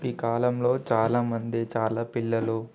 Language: Telugu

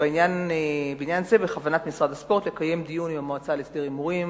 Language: Hebrew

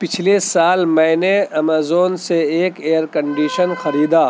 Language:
Urdu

